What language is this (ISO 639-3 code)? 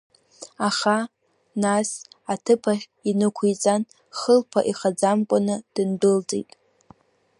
abk